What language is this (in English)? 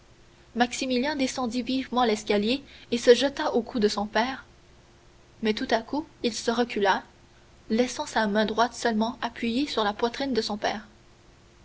French